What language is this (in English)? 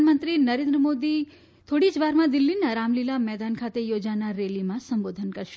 Gujarati